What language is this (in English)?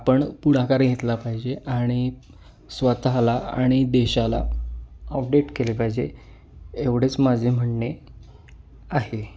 Marathi